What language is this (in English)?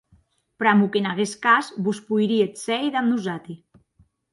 Occitan